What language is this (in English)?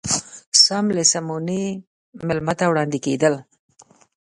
Pashto